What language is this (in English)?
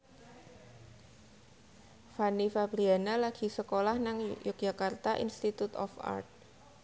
Javanese